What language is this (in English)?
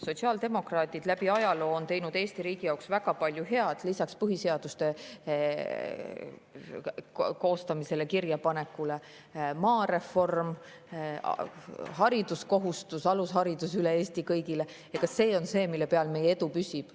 Estonian